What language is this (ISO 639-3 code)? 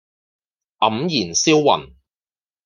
yue